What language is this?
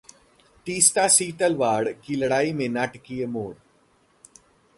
Hindi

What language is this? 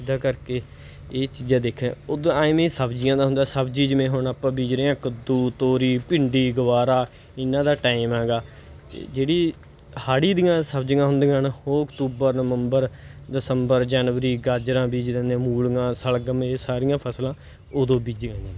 Punjabi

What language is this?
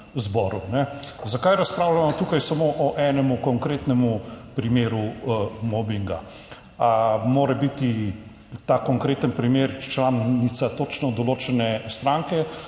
Slovenian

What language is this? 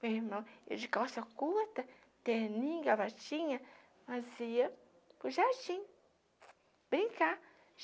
Portuguese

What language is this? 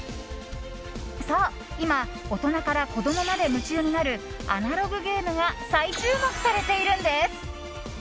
Japanese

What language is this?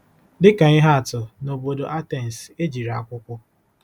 Igbo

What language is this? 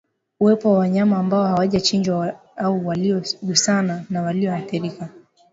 Swahili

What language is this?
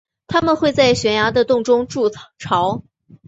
Chinese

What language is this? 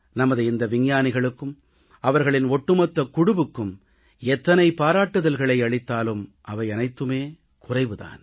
Tamil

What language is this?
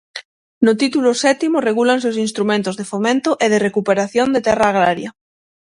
Galician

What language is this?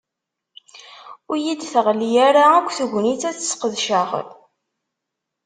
Kabyle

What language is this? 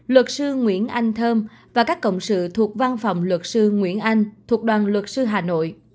Vietnamese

